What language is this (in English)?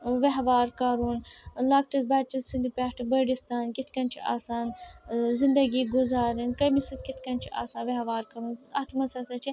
Kashmiri